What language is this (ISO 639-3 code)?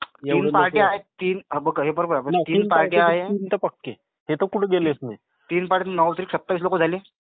mar